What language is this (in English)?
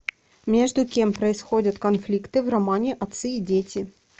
Russian